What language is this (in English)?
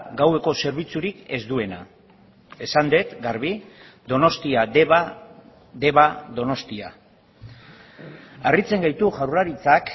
Basque